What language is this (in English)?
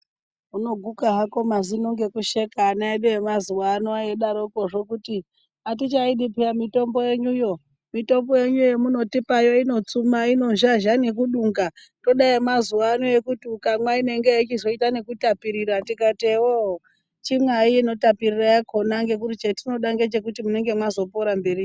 Ndau